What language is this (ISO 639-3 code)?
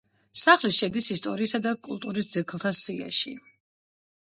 kat